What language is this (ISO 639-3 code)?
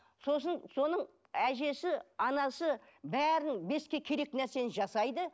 kaz